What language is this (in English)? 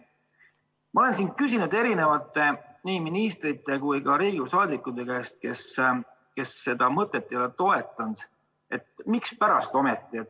Estonian